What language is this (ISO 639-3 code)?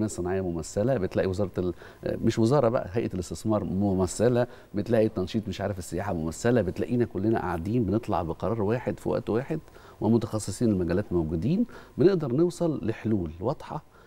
ara